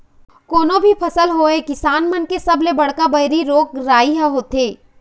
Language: Chhattisgarhi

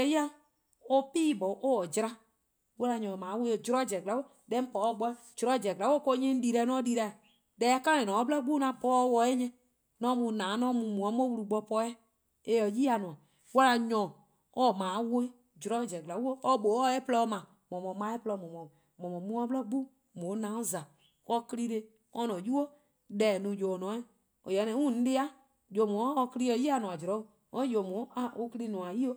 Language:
Eastern Krahn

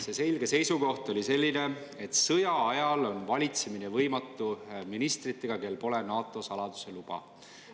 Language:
Estonian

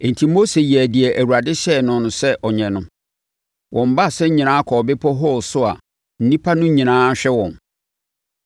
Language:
Akan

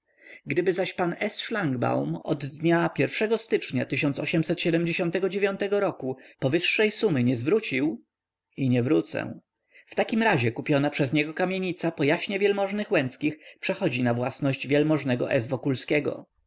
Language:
Polish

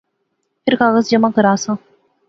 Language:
Pahari-Potwari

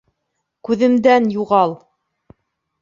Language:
Bashkir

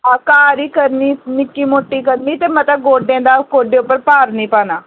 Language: Dogri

